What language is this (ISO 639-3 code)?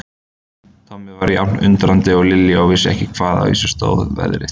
isl